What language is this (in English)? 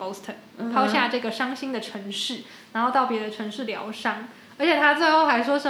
Chinese